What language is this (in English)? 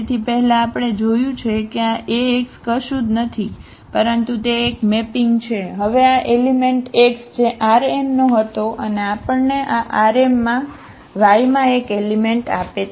Gujarati